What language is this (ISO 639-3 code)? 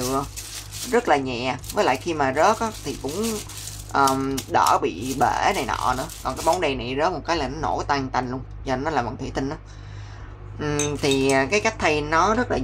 vie